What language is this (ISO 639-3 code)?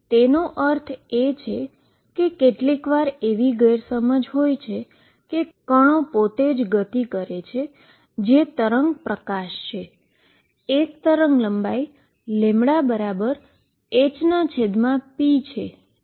guj